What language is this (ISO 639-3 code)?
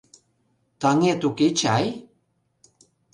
chm